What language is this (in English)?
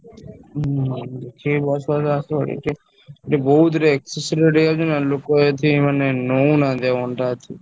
Odia